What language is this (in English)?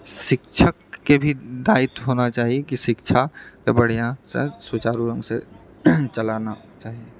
Maithili